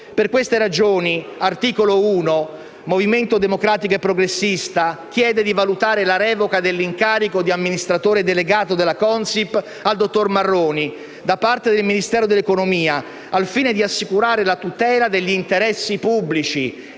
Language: Italian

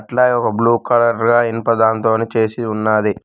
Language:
Telugu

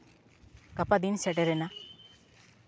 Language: Santali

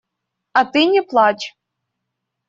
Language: Russian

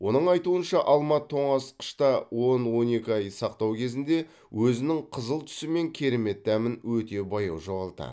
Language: Kazakh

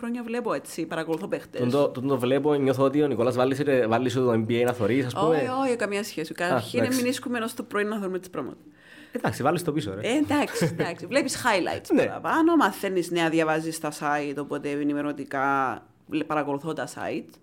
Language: Greek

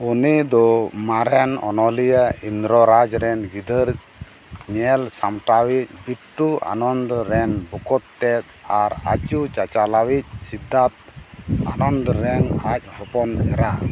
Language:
Santali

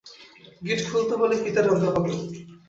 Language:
Bangla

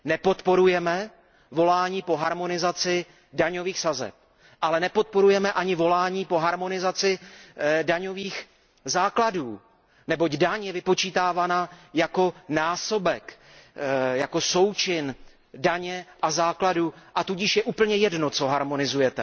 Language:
Czech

